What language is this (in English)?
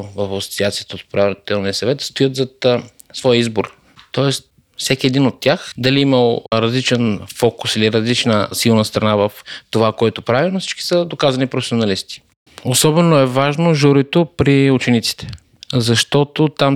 Bulgarian